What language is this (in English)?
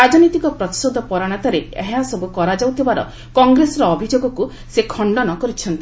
Odia